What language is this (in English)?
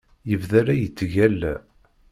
Kabyle